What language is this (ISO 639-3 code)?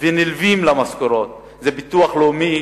heb